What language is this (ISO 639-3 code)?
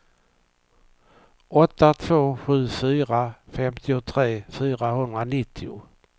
swe